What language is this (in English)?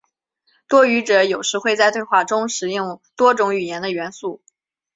Chinese